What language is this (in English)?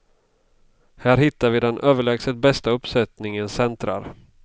Swedish